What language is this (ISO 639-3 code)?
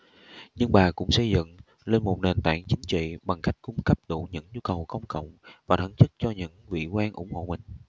vie